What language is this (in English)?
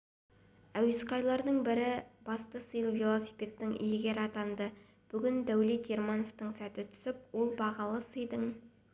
Kazakh